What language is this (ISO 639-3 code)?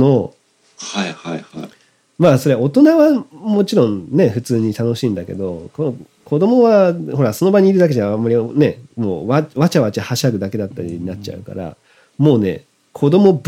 jpn